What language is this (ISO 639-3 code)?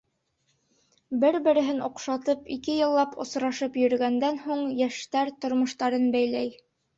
bak